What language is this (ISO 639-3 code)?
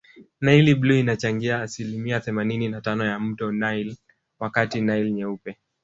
swa